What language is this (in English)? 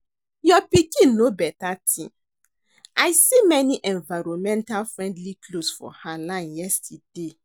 Nigerian Pidgin